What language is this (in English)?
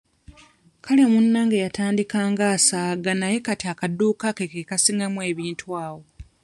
Ganda